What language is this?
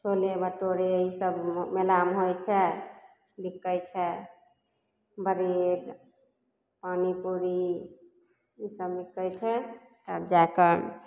Maithili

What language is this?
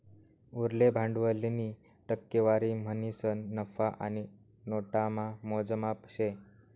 Marathi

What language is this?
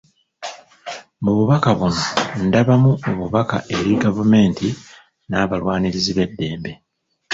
Ganda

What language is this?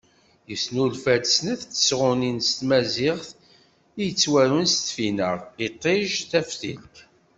Kabyle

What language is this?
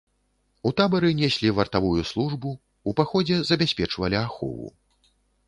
Belarusian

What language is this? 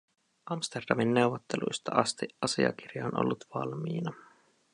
Finnish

